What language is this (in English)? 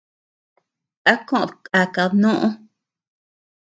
Tepeuxila Cuicatec